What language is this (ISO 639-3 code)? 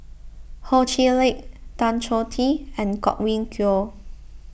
eng